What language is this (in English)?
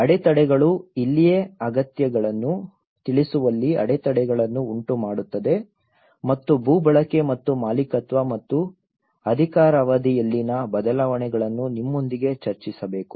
Kannada